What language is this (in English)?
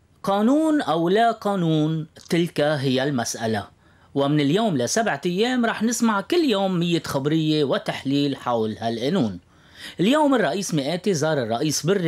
Arabic